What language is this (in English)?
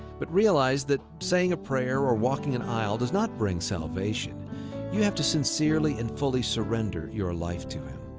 English